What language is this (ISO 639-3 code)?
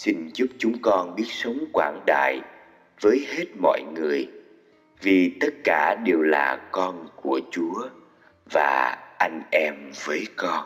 vie